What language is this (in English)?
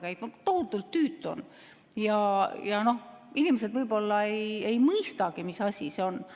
Estonian